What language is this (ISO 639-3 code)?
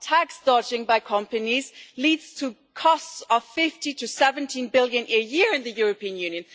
eng